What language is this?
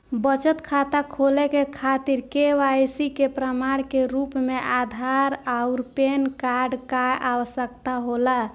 Bhojpuri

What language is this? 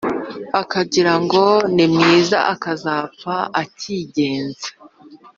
Kinyarwanda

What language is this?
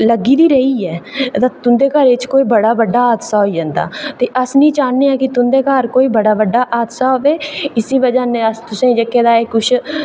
Dogri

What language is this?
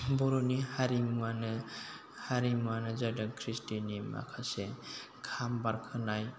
Bodo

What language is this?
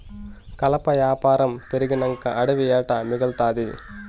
Telugu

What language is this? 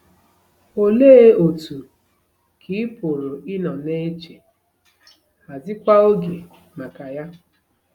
Igbo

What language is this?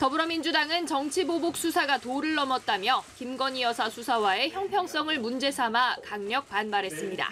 Korean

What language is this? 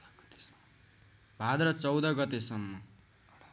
Nepali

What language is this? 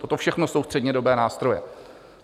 Czech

